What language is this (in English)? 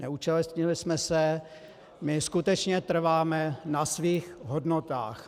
Czech